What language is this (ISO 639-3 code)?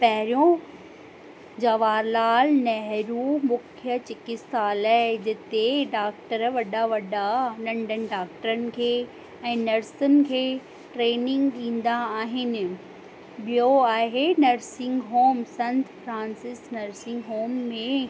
snd